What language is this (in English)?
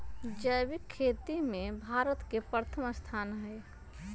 Magahi